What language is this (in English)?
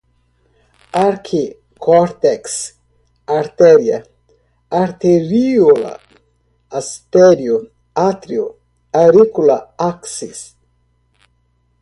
Portuguese